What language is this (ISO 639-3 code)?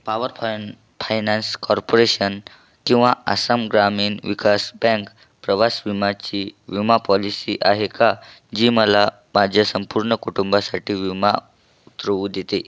mar